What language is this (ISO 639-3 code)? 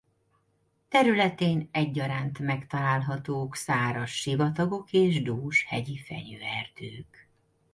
hun